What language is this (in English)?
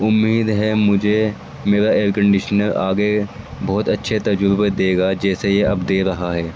Urdu